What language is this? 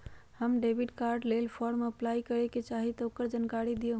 Magahi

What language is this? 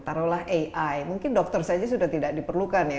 Indonesian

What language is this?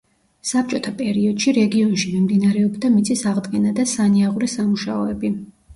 Georgian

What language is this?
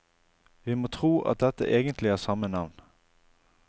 Norwegian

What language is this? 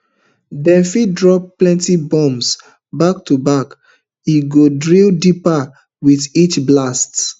Nigerian Pidgin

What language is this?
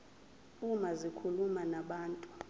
Zulu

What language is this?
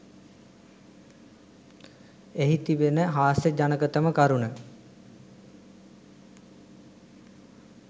Sinhala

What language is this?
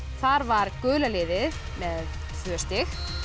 Icelandic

